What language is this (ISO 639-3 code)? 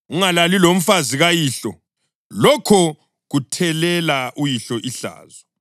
nde